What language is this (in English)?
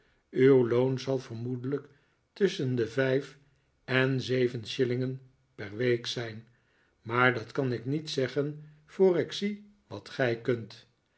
Dutch